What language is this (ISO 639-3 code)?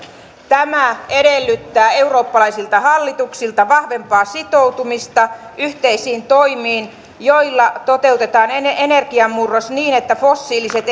fin